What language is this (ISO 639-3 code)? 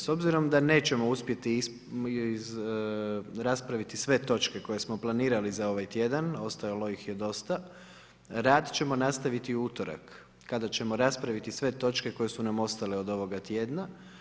hrv